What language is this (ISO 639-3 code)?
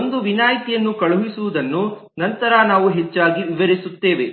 kan